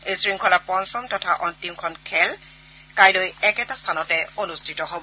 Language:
Assamese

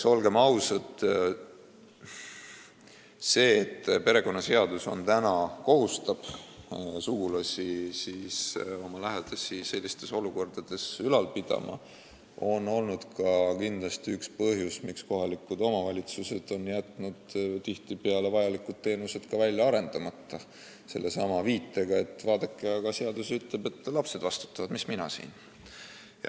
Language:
Estonian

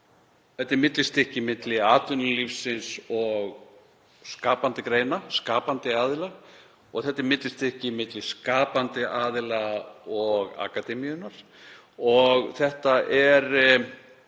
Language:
Icelandic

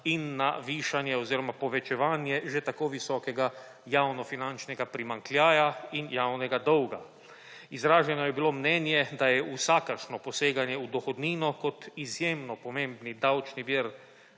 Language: Slovenian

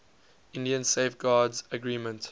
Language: English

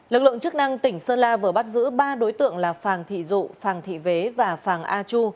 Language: Vietnamese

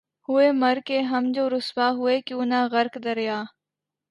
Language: Urdu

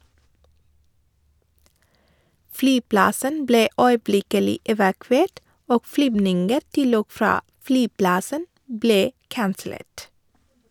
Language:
Norwegian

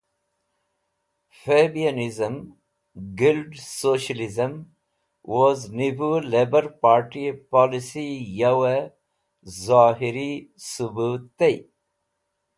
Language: Wakhi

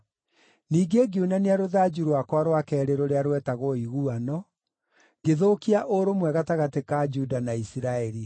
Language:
Kikuyu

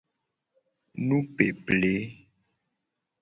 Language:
Gen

